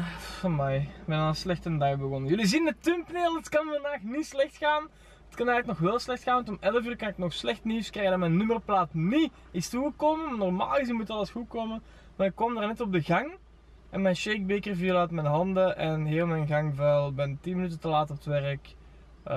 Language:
Dutch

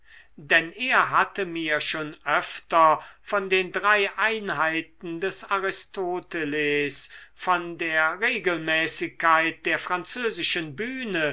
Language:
German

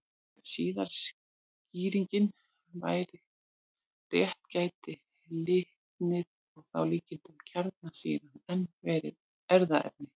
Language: Icelandic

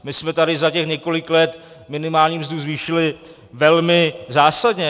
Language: Czech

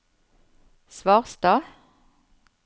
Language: Norwegian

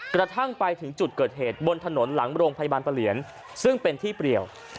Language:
Thai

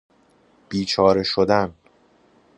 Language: Persian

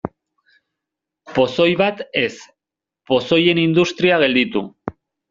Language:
Basque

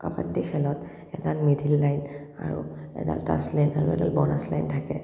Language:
Assamese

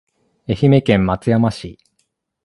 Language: Japanese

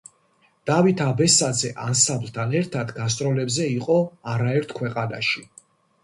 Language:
Georgian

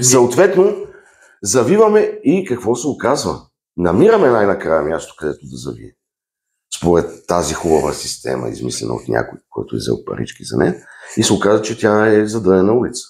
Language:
Bulgarian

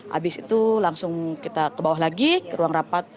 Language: Indonesian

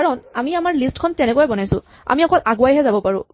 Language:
Assamese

